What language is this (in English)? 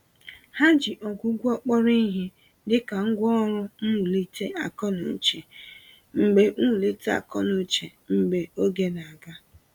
Igbo